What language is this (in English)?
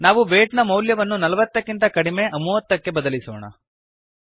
Kannada